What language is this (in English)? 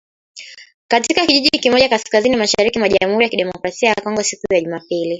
Swahili